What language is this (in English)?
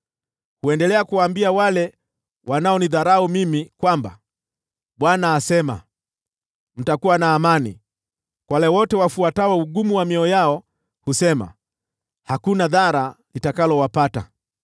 Swahili